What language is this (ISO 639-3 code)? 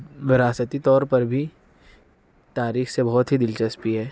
urd